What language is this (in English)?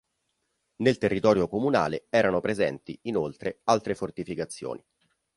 Italian